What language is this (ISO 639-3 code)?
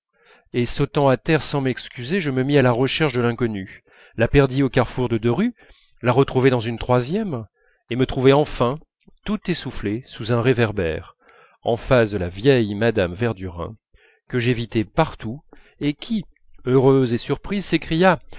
fra